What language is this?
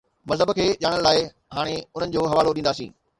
Sindhi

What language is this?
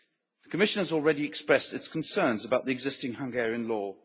English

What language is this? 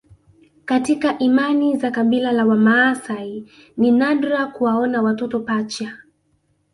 Swahili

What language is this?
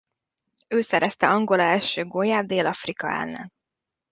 Hungarian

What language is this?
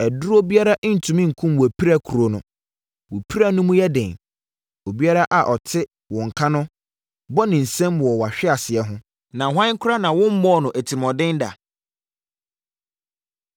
Akan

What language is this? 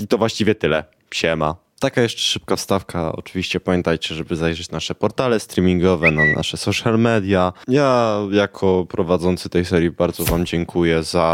Polish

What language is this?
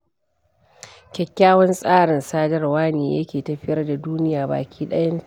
Hausa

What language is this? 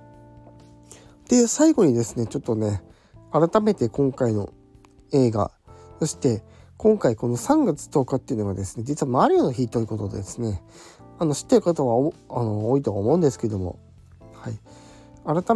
Japanese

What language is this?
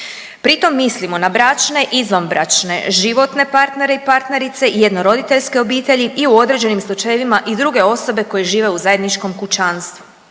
Croatian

